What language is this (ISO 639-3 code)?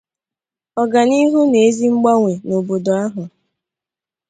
ibo